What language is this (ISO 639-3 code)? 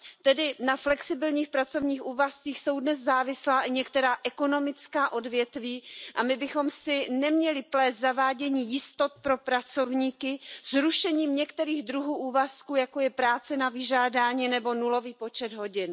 ces